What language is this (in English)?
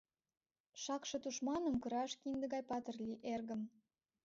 Mari